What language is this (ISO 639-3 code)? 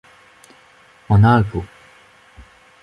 bre